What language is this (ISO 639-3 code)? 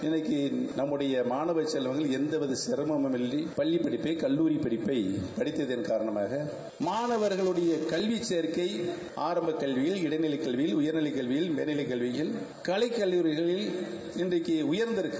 tam